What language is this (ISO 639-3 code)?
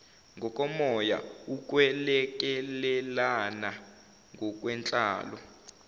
zul